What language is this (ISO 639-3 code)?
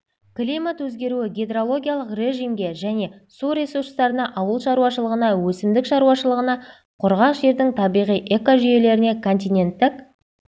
kaz